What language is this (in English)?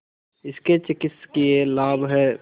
Hindi